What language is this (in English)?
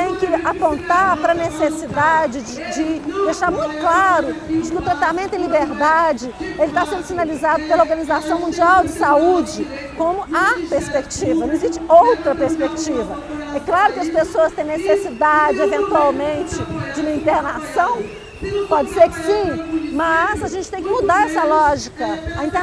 Portuguese